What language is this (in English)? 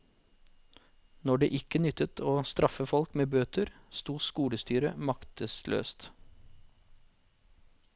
Norwegian